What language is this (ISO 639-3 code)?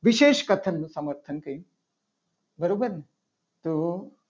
guj